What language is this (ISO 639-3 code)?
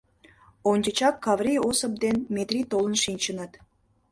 chm